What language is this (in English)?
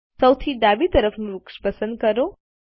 Gujarati